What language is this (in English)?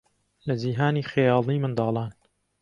Central Kurdish